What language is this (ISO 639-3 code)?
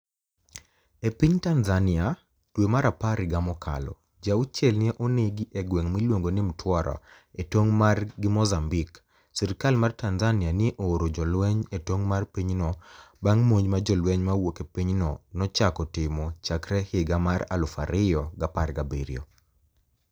luo